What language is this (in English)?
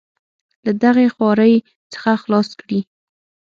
Pashto